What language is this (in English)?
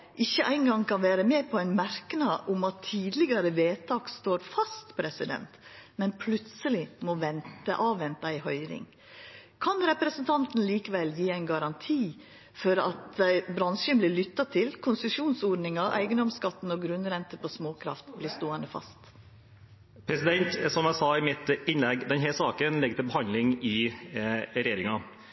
Norwegian